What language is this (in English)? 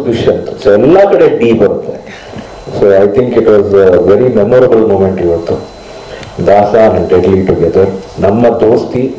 Romanian